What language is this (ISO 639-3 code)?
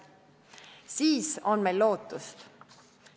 est